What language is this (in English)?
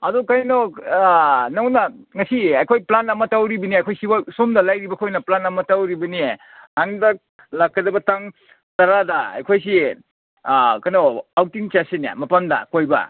Manipuri